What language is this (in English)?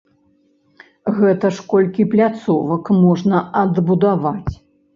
Belarusian